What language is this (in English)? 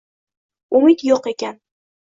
Uzbek